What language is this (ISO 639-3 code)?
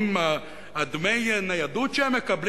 heb